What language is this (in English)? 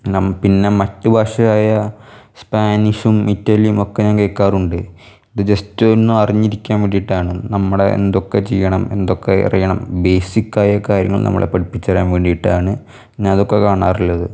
Malayalam